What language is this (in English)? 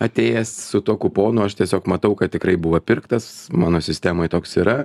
Lithuanian